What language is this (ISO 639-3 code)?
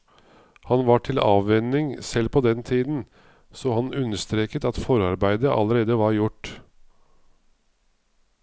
nor